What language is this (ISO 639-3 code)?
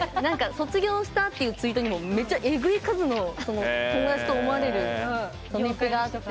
jpn